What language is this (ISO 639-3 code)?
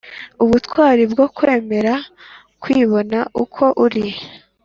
kin